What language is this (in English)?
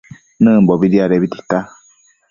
Matsés